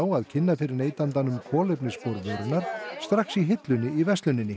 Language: Icelandic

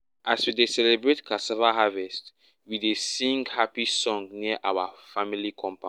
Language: Nigerian Pidgin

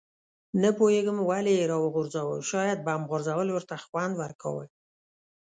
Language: Pashto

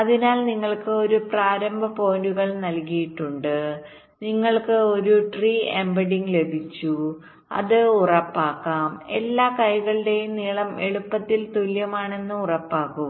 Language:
Malayalam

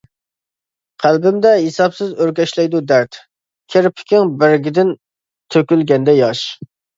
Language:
Uyghur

